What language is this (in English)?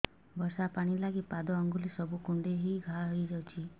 Odia